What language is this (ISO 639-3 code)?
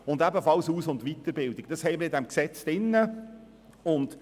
gsw